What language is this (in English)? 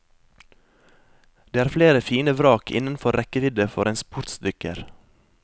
Norwegian